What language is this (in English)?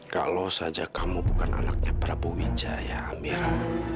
Indonesian